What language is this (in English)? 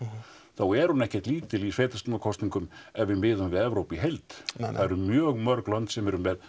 Icelandic